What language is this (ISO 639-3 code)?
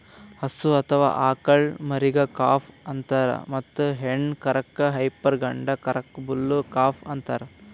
kan